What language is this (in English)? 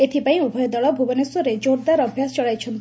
Odia